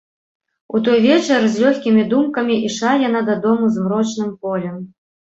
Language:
Belarusian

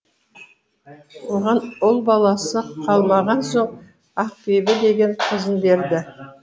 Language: Kazakh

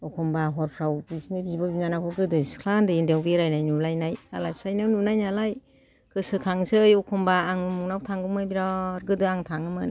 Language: Bodo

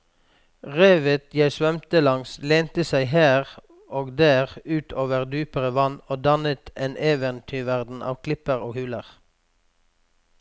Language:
Norwegian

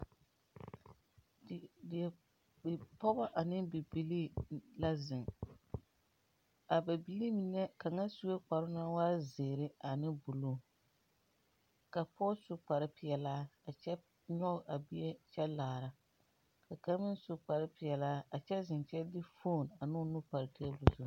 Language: Southern Dagaare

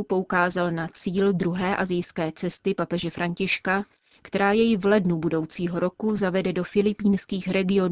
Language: Czech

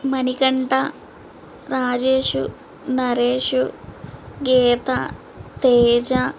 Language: Telugu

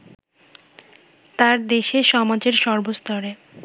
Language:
Bangla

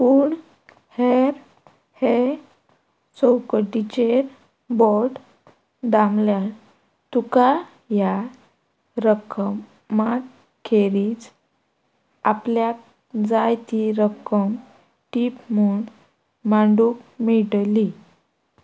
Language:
Konkani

